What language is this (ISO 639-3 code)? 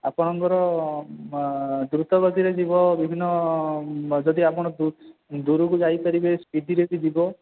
ori